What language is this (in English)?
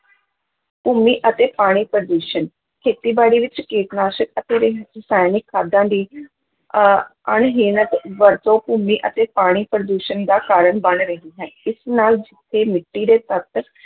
Punjabi